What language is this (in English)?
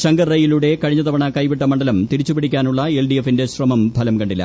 Malayalam